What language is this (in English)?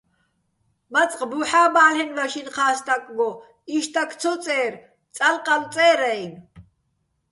Bats